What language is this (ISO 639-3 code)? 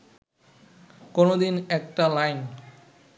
ben